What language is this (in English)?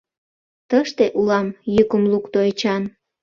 Mari